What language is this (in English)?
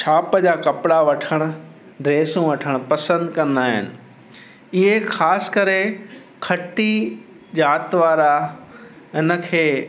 Sindhi